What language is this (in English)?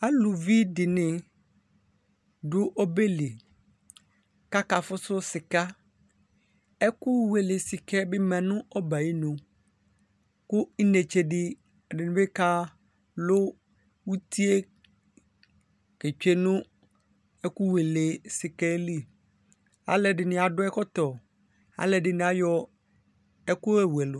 Ikposo